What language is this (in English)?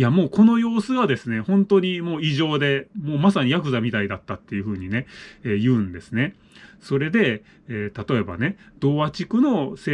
Japanese